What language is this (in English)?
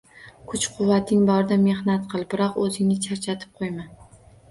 Uzbek